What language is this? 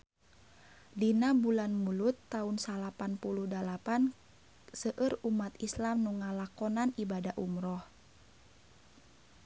Sundanese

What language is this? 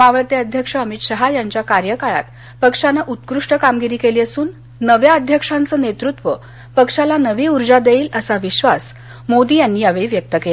Marathi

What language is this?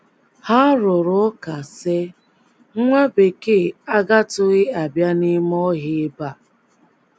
Igbo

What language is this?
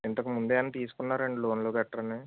Telugu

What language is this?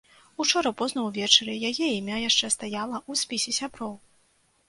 Belarusian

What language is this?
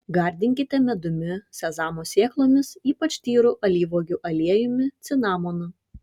Lithuanian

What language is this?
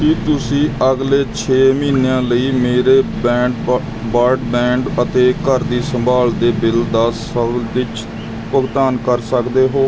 Punjabi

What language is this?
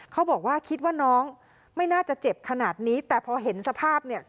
Thai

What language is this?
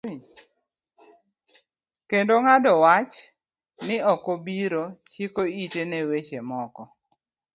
Luo (Kenya and Tanzania)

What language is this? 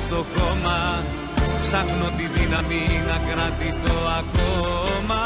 Greek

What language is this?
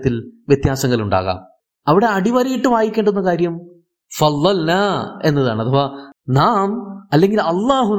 Malayalam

